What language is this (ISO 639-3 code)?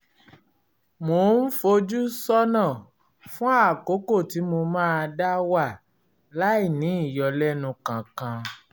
yor